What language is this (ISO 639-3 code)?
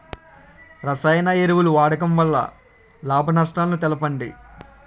tel